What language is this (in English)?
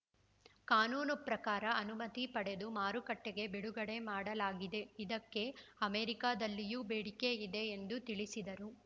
Kannada